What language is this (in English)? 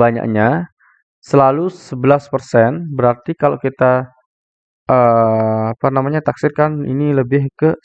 Indonesian